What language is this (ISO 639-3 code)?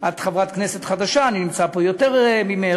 heb